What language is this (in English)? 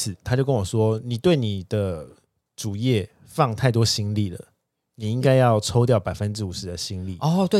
Chinese